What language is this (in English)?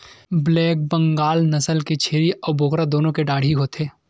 Chhattisgarhi